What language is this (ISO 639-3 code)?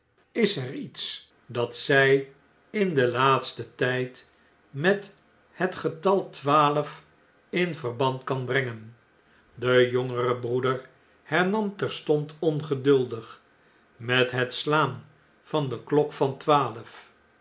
nld